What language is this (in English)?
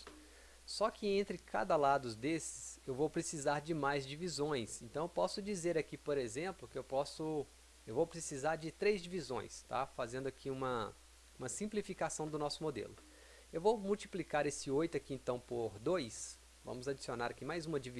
Portuguese